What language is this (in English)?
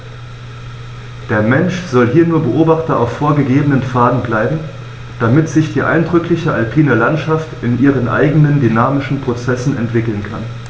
German